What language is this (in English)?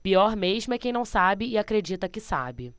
Portuguese